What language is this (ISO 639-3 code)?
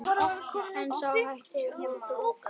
isl